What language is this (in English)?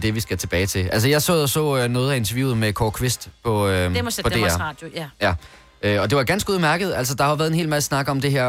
Danish